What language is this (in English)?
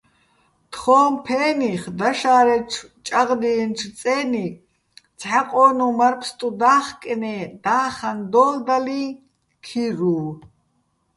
Bats